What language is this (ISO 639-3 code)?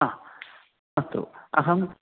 san